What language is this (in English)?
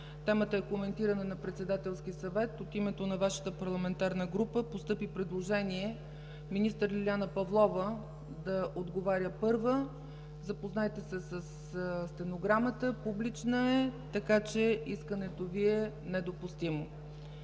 Bulgarian